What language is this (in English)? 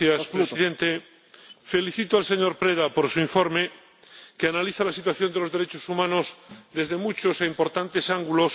Spanish